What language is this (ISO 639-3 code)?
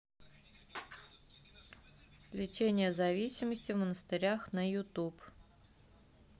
rus